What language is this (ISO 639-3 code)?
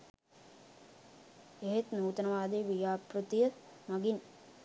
sin